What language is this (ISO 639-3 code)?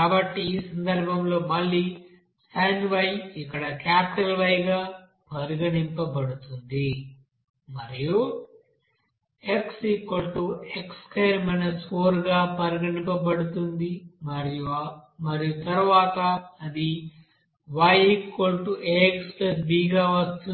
tel